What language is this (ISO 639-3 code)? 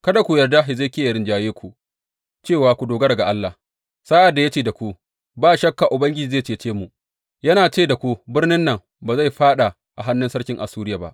hau